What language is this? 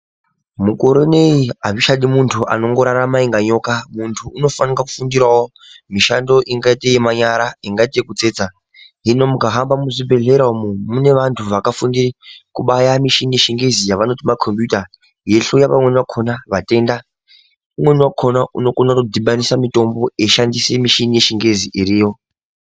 Ndau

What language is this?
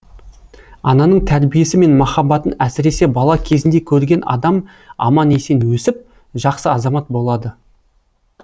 Kazakh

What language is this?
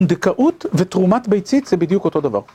Hebrew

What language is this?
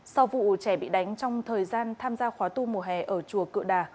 Vietnamese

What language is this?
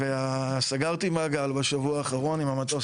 Hebrew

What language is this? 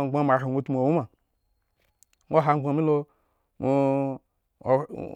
Eggon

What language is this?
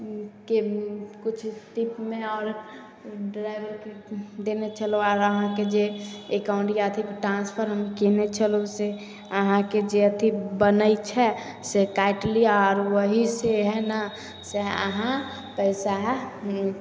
Maithili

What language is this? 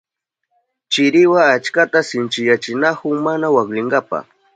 Southern Pastaza Quechua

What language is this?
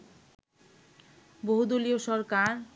Bangla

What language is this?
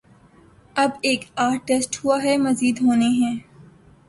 Urdu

